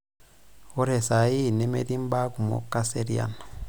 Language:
Masai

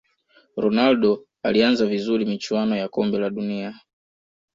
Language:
Swahili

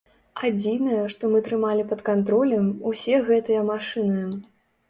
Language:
Belarusian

